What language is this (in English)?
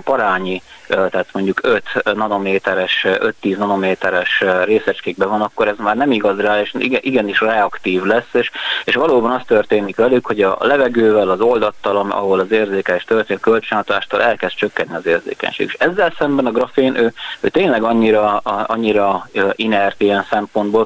Hungarian